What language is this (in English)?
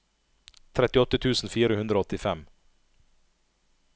Norwegian